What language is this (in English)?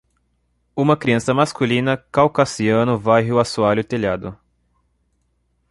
Portuguese